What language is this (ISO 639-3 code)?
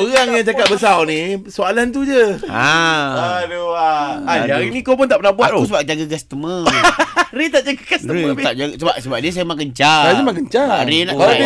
msa